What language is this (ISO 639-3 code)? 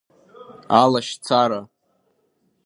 abk